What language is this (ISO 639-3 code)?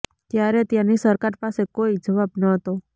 guj